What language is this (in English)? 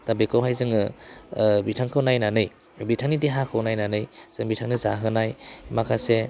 Bodo